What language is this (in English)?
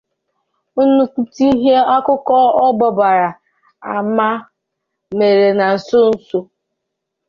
Igbo